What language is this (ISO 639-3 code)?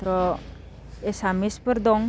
brx